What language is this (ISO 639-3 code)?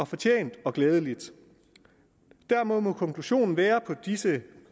dan